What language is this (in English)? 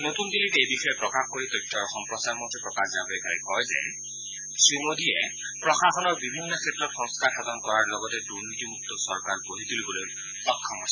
Assamese